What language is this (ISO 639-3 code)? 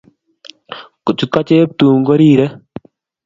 kln